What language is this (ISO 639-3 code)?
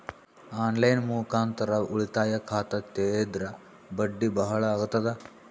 kan